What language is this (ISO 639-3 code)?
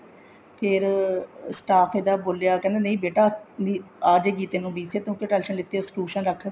pan